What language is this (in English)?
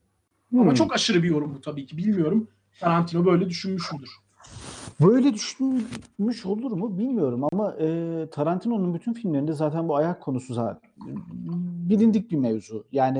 Turkish